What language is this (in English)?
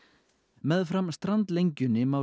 Icelandic